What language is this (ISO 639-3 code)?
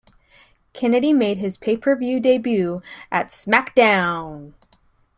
eng